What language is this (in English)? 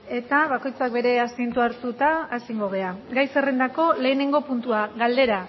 Basque